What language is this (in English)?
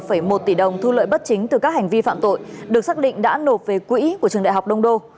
Vietnamese